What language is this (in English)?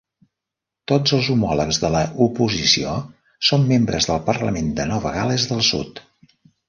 Catalan